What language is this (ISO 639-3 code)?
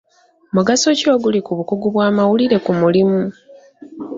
lug